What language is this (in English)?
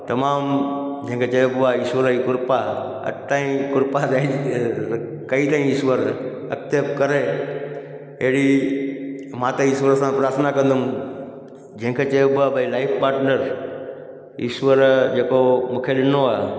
Sindhi